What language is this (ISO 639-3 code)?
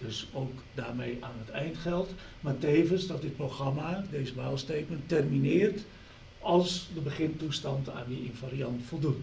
nld